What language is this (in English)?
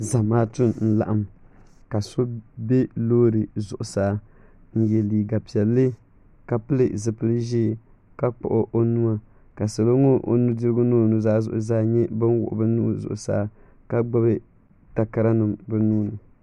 Dagbani